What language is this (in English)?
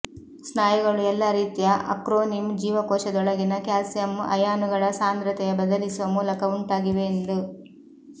Kannada